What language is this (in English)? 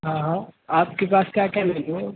Urdu